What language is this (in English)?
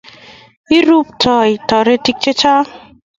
Kalenjin